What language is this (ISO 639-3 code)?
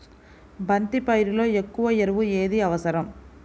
tel